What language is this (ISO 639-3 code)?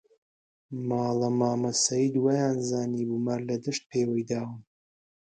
ckb